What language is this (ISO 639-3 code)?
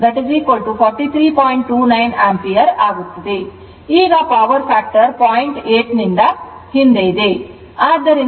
kan